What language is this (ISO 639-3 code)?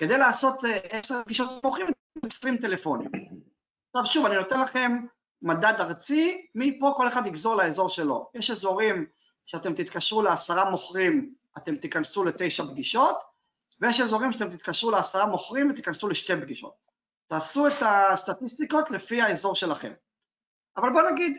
heb